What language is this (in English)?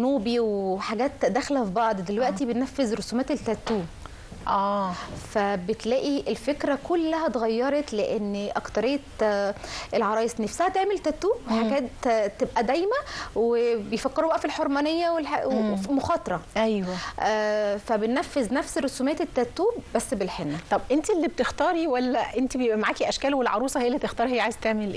Arabic